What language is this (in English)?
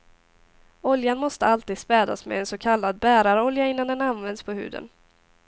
Swedish